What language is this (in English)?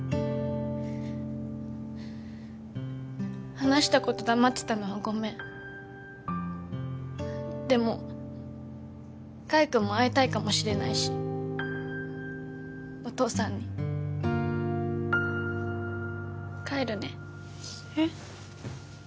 Japanese